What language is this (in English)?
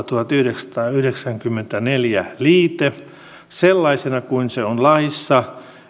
Finnish